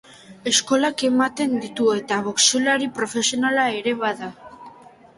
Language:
Basque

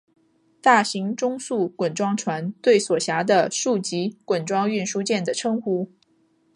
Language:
Chinese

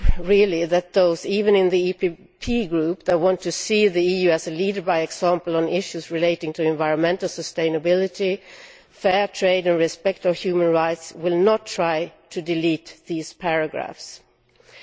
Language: English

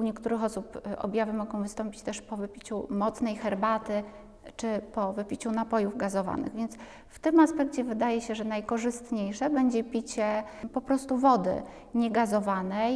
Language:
Polish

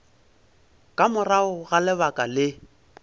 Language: Northern Sotho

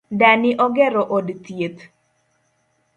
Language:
Luo (Kenya and Tanzania)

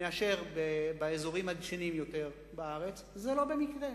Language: Hebrew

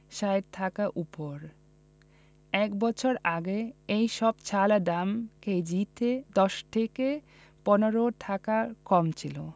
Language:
Bangla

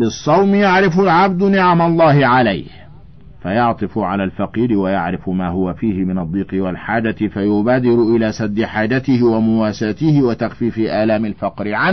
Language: Arabic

